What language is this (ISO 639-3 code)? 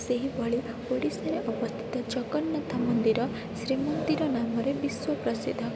ori